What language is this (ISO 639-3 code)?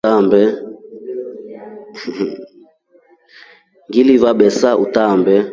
rof